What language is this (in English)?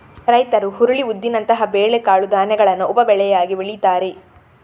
Kannada